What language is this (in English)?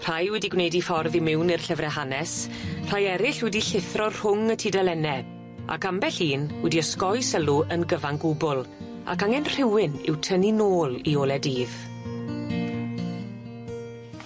Welsh